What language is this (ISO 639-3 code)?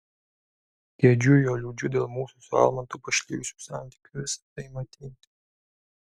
lit